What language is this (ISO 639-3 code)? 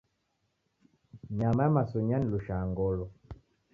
dav